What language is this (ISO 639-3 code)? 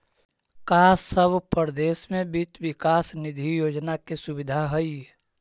mag